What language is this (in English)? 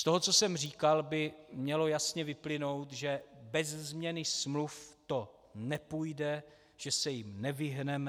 Czech